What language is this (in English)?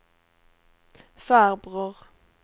Swedish